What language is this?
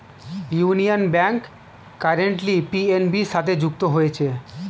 Bangla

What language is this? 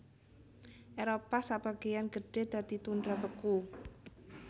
Javanese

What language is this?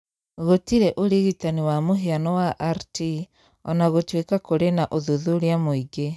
Kikuyu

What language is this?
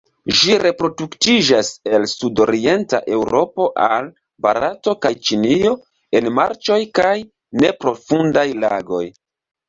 Esperanto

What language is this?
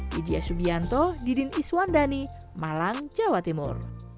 Indonesian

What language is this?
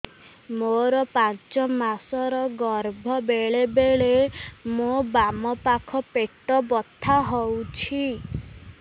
Odia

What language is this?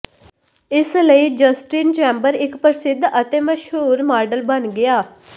Punjabi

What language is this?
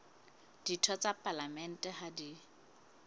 Southern Sotho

